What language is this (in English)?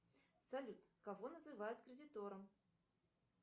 Russian